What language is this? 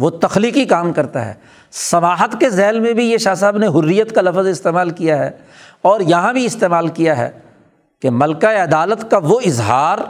Urdu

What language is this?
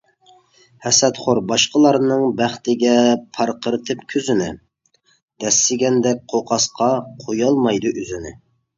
Uyghur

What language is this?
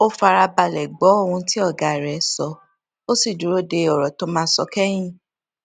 Yoruba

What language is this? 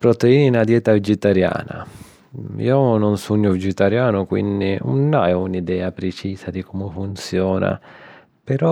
Sicilian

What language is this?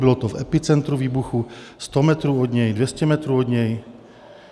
Czech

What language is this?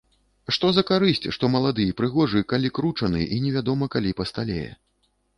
Belarusian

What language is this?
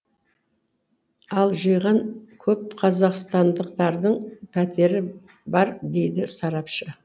Kazakh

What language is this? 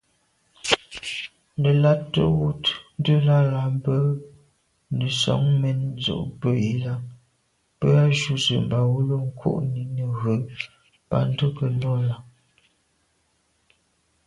Medumba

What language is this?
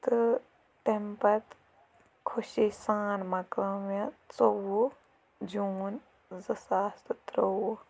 Kashmiri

